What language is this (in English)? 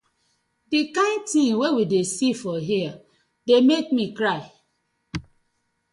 Nigerian Pidgin